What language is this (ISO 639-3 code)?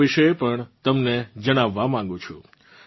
guj